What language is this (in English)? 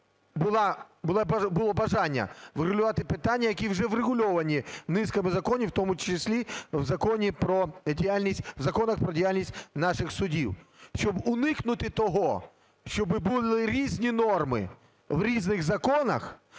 Ukrainian